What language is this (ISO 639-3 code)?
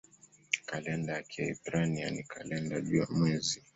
swa